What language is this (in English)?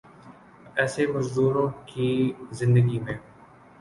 Urdu